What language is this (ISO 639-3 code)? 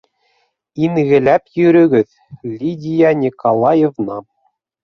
bak